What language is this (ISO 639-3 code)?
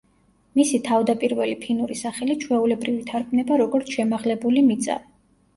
kat